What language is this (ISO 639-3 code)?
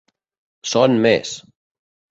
cat